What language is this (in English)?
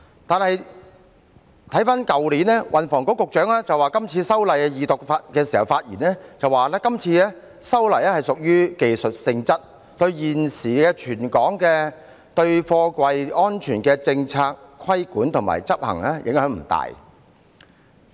Cantonese